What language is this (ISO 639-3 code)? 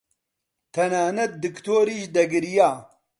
ckb